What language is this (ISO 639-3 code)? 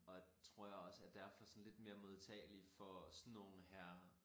dan